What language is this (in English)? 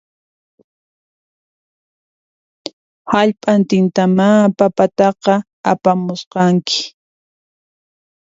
Puno Quechua